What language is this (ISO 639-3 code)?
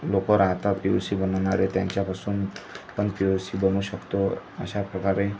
mar